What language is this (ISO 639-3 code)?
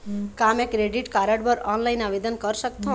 hne